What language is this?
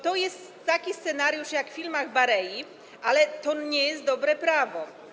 Polish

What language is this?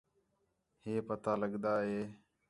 Khetrani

